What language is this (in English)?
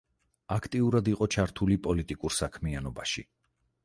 Georgian